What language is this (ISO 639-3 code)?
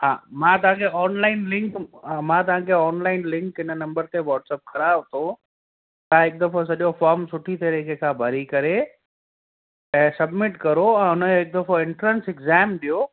snd